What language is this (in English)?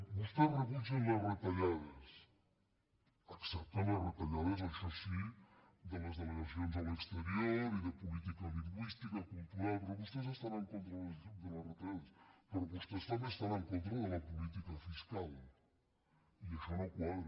Catalan